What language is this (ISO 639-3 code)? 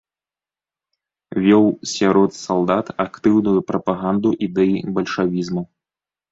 bel